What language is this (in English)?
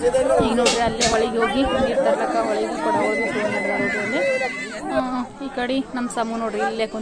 Arabic